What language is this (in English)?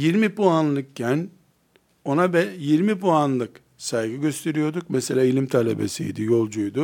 Turkish